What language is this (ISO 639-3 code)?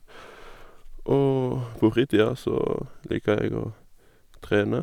nor